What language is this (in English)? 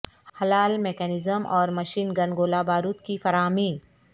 Urdu